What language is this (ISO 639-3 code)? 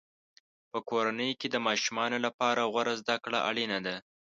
pus